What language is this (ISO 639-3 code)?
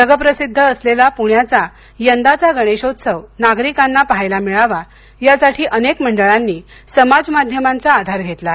mar